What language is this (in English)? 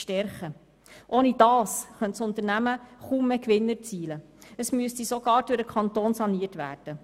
Swiss German